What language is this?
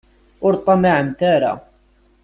Kabyle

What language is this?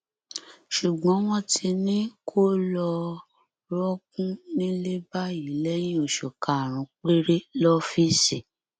Yoruba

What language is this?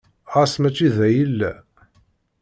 Kabyle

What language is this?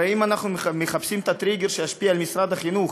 Hebrew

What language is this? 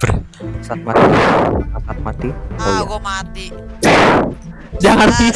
Indonesian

